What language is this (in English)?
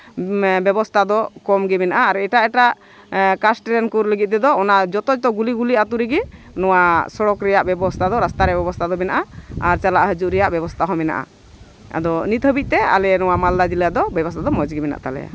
Santali